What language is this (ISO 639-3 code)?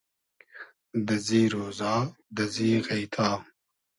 haz